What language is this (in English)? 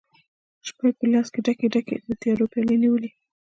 Pashto